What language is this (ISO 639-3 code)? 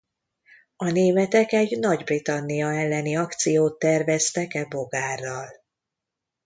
hun